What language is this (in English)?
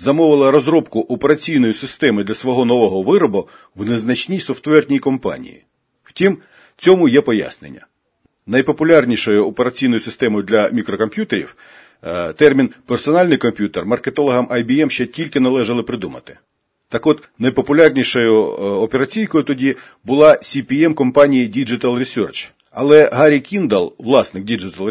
Ukrainian